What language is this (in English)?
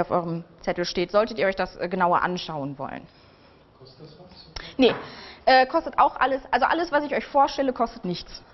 German